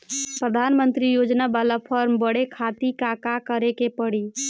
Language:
Bhojpuri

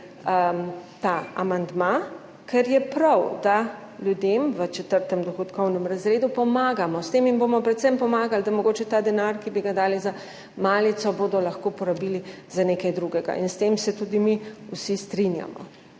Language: Slovenian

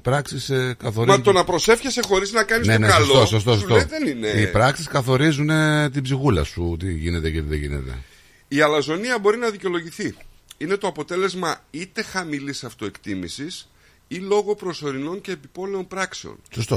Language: Greek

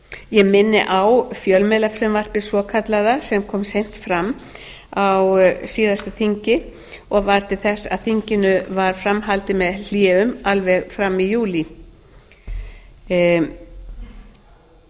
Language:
Icelandic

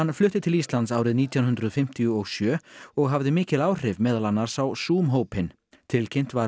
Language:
Icelandic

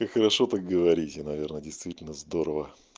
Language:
Russian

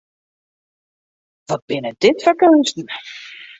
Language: Western Frisian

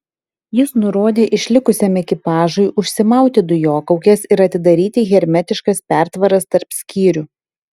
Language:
Lithuanian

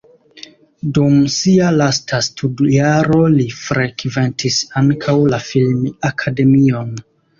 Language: Esperanto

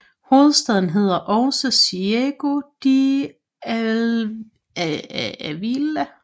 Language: Danish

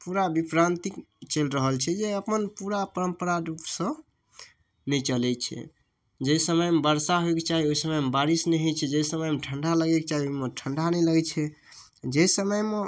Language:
Maithili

